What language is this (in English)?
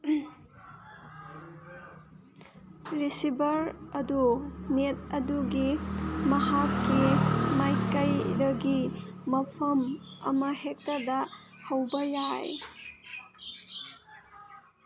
Manipuri